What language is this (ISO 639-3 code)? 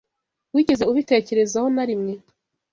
kin